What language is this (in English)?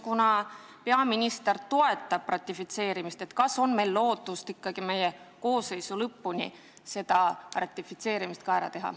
Estonian